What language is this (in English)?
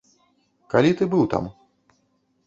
Belarusian